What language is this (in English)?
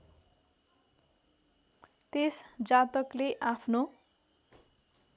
Nepali